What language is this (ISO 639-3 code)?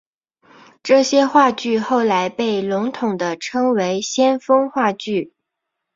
zho